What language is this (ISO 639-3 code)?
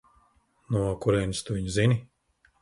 lav